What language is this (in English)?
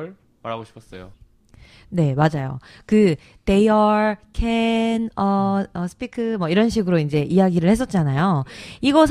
Korean